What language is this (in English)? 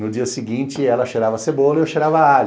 Portuguese